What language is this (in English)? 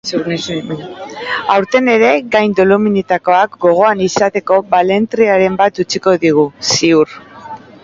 Basque